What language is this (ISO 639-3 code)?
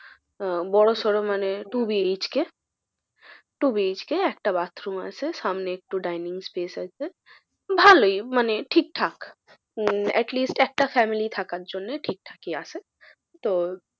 ben